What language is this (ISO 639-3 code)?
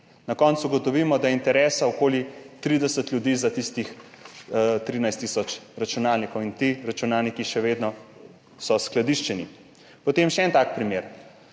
slv